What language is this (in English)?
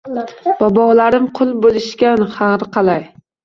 Uzbek